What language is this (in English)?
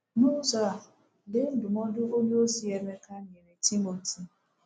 Igbo